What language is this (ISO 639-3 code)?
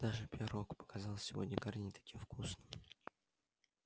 rus